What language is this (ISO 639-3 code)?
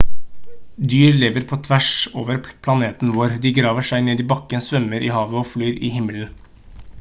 nob